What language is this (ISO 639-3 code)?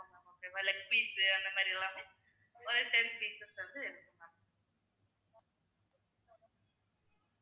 tam